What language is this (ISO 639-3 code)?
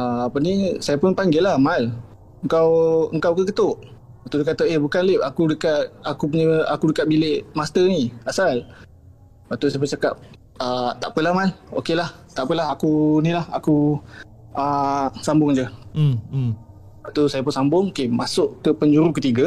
msa